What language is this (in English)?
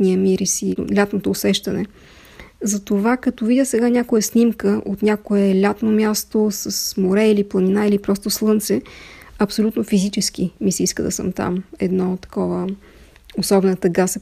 Bulgarian